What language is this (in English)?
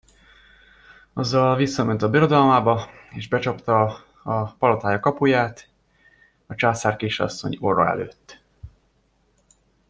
Hungarian